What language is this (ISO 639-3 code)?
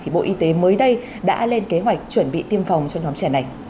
vie